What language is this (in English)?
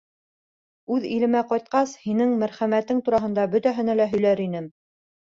Bashkir